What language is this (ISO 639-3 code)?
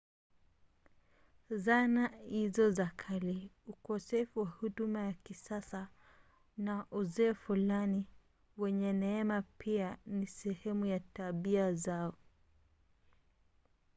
swa